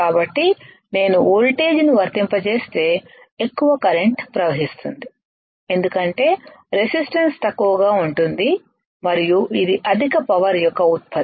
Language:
Telugu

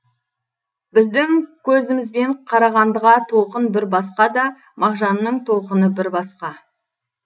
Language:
Kazakh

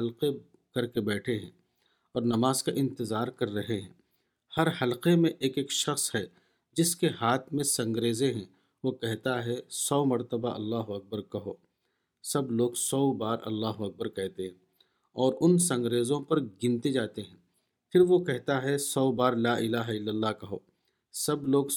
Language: Urdu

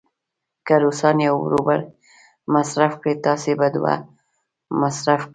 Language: Pashto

